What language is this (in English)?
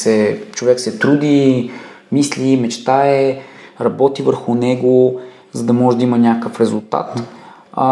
Bulgarian